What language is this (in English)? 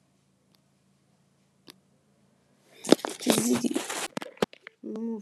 Nigerian Pidgin